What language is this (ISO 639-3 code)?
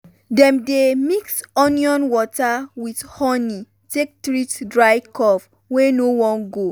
pcm